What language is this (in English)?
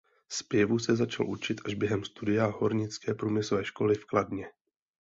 Czech